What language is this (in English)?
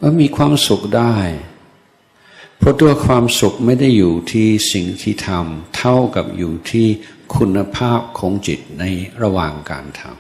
Thai